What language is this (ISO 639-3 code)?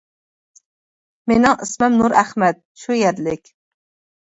uig